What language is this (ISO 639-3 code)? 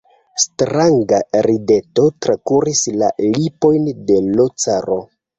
epo